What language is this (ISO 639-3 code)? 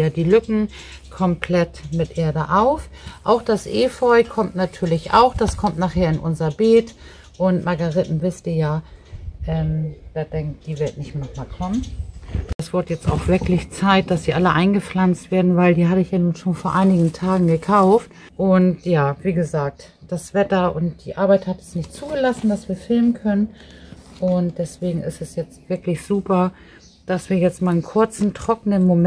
deu